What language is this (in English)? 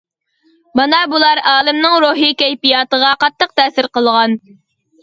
Uyghur